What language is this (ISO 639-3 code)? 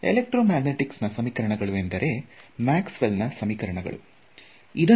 kan